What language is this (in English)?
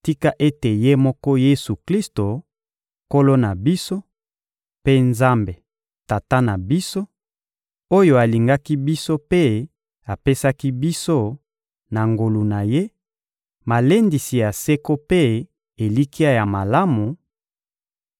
Lingala